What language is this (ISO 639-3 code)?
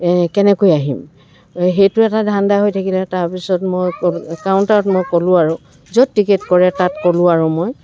asm